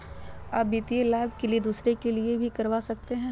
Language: Magahi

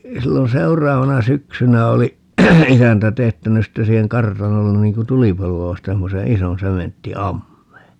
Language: Finnish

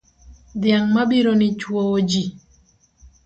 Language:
Luo (Kenya and Tanzania)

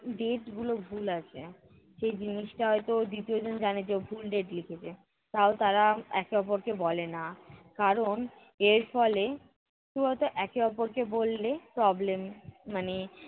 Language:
Bangla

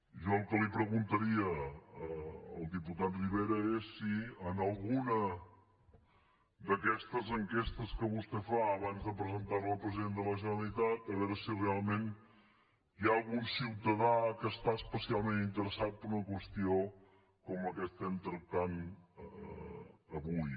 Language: Catalan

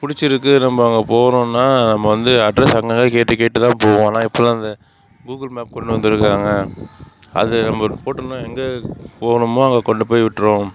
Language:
Tamil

